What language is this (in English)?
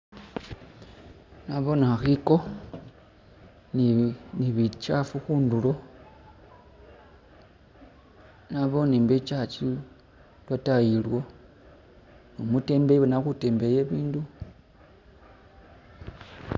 Masaaba